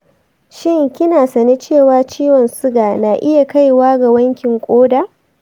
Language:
Hausa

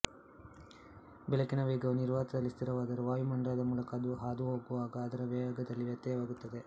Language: Kannada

